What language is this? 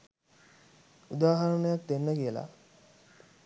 Sinhala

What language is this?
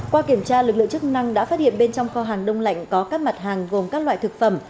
Vietnamese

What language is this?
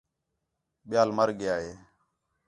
Khetrani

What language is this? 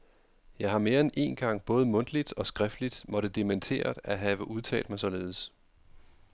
Danish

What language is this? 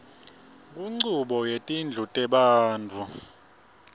Swati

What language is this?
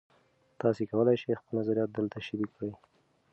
Pashto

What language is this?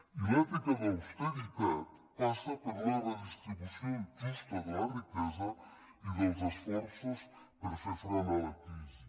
Catalan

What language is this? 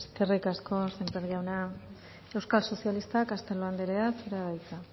Basque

